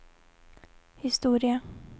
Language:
Swedish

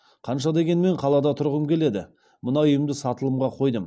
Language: Kazakh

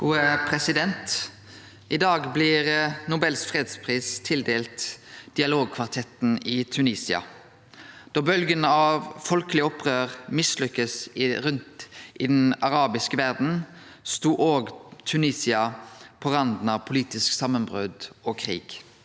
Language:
Norwegian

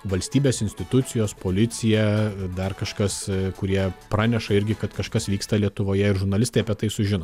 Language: Lithuanian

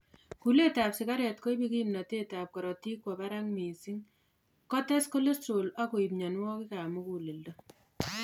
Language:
Kalenjin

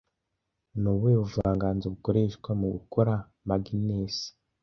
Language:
Kinyarwanda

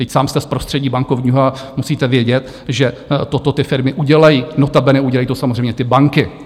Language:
Czech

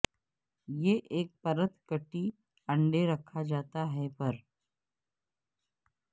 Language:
Urdu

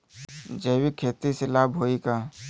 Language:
Bhojpuri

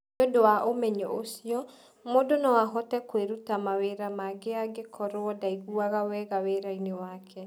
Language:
Kikuyu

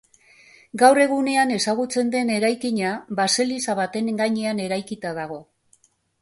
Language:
Basque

